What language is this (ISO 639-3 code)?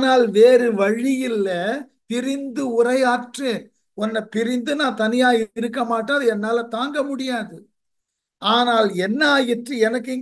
tam